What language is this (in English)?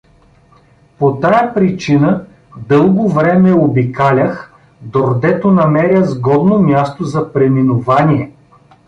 Bulgarian